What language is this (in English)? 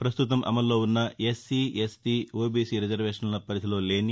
Telugu